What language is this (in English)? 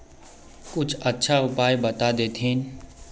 Magahi